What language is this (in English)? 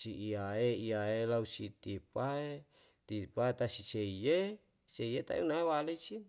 Yalahatan